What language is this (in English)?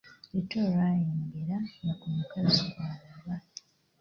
Ganda